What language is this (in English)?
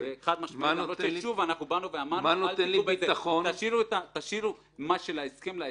Hebrew